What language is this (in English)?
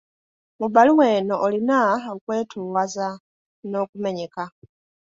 Ganda